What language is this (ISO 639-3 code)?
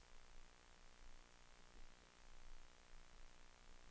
swe